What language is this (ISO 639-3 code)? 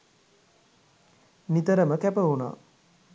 sin